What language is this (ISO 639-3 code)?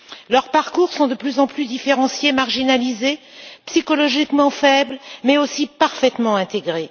fra